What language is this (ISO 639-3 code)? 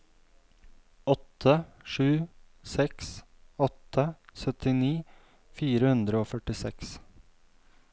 nor